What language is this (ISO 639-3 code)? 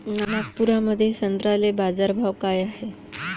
mar